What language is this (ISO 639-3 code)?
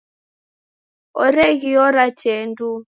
dav